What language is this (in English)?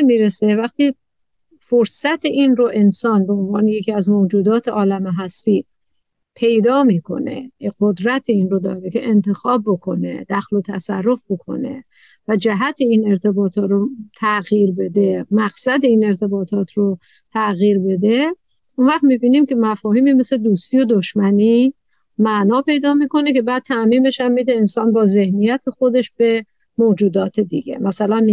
Persian